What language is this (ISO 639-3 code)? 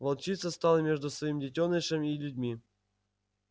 rus